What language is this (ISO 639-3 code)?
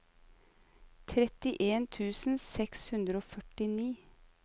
nor